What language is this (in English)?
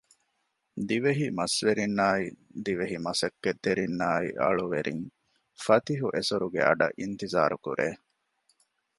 Divehi